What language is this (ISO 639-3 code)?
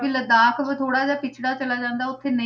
pan